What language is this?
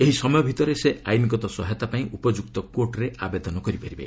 Odia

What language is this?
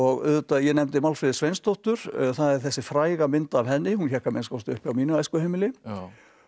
Icelandic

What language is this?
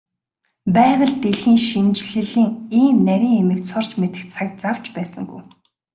Mongolian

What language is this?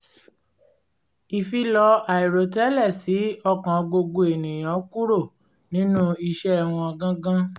Yoruba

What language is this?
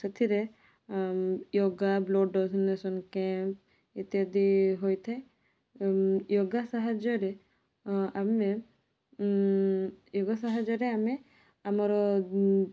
Odia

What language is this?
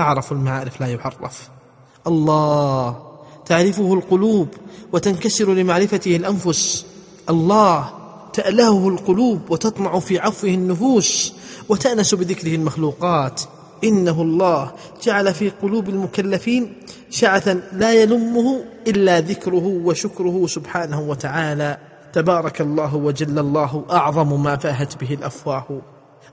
Arabic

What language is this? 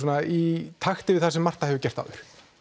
Icelandic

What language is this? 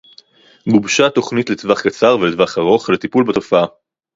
Hebrew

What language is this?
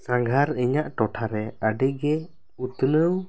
Santali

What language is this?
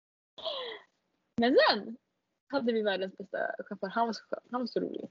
Swedish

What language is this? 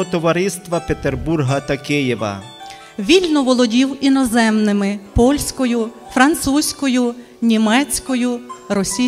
Ukrainian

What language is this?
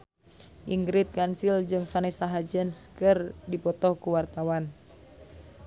Sundanese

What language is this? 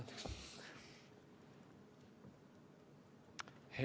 Estonian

